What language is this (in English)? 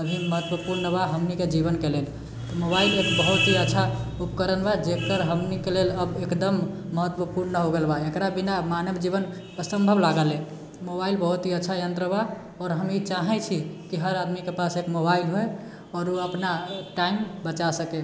Maithili